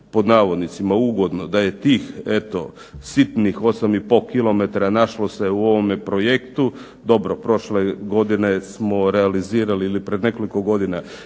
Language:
Croatian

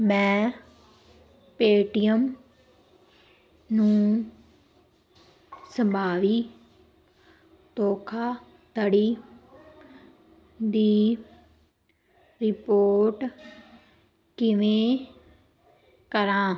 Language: Punjabi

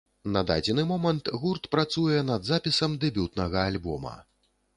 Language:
Belarusian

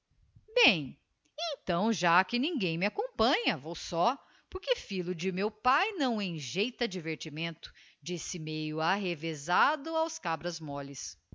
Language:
Portuguese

